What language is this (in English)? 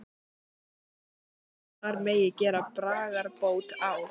Icelandic